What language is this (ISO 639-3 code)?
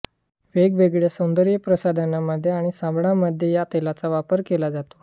mar